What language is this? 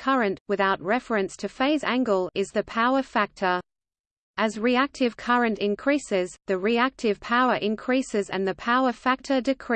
English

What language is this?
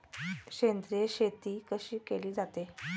Marathi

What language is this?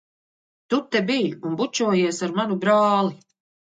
Latvian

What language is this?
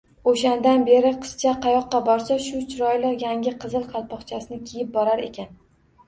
Uzbek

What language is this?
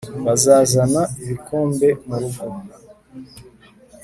Kinyarwanda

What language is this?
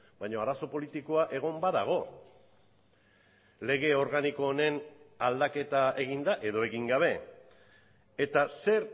Basque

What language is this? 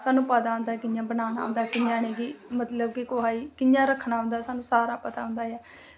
Dogri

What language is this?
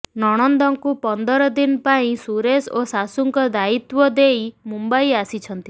Odia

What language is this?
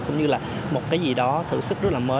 Vietnamese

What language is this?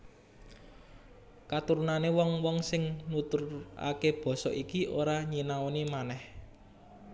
Javanese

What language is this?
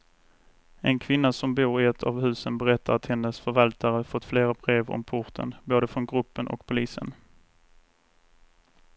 Swedish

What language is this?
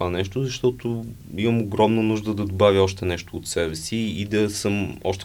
Bulgarian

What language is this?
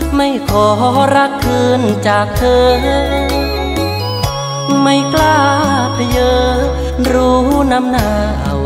Thai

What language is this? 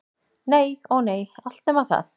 Icelandic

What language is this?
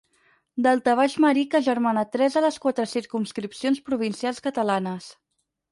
Catalan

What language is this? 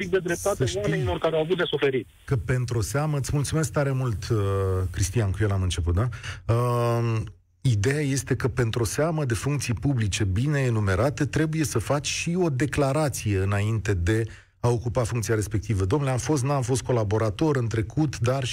Romanian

